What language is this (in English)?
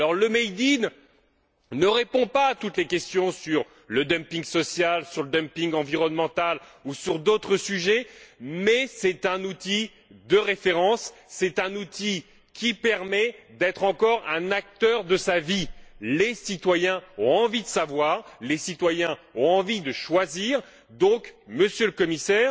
French